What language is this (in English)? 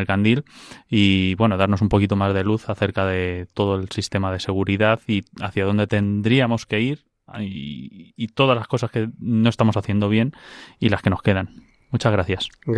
Spanish